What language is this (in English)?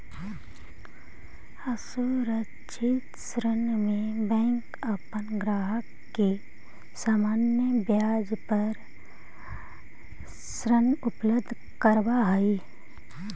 Magahi